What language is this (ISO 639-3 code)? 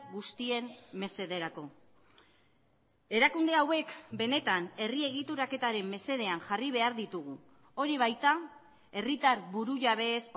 eus